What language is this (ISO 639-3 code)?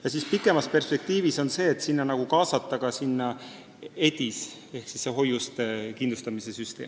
est